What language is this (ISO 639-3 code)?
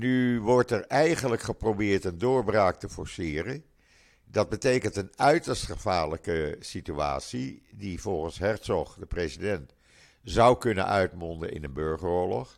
nld